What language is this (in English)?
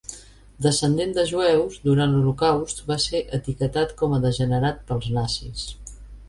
Catalan